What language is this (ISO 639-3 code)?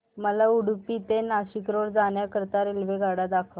mar